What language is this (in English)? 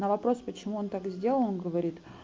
Russian